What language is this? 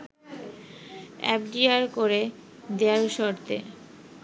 Bangla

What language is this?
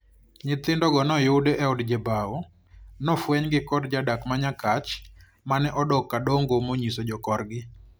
Luo (Kenya and Tanzania)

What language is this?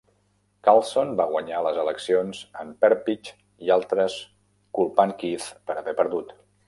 Catalan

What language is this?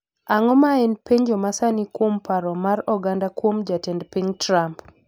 Luo (Kenya and Tanzania)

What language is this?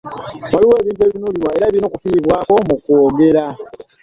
Ganda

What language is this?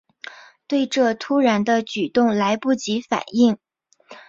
Chinese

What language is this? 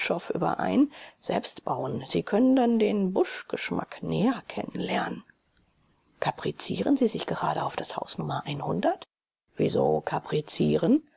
German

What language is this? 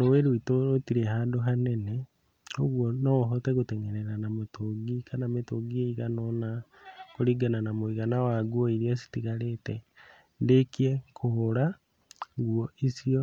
Kikuyu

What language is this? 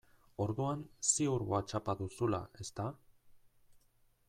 Basque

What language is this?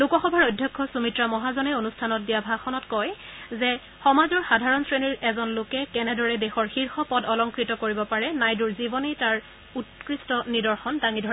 Assamese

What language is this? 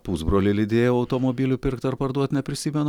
Lithuanian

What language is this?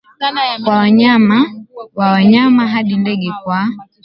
Swahili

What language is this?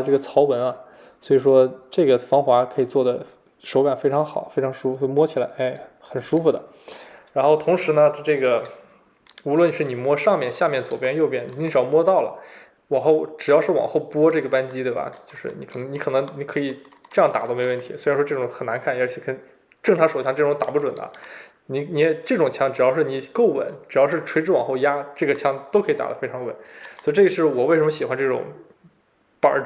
Chinese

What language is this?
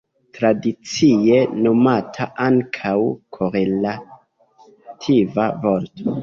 Esperanto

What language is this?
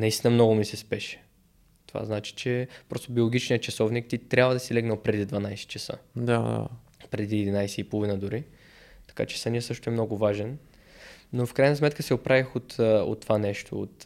Bulgarian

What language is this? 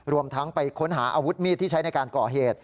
Thai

